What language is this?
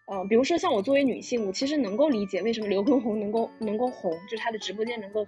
Chinese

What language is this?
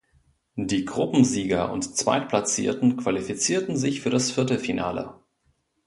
German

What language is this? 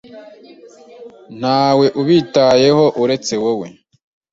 Kinyarwanda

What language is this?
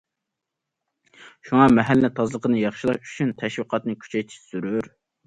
Uyghur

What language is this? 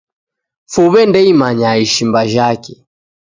Taita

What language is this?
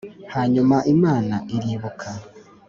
Kinyarwanda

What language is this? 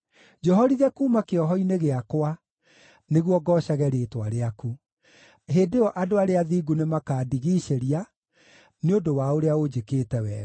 Kikuyu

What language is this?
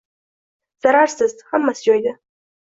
Uzbek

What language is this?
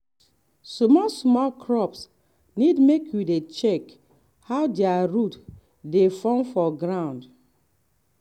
Nigerian Pidgin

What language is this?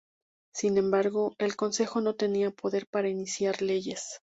Spanish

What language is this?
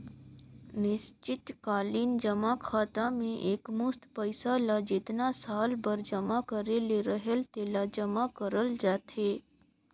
Chhattisgarhi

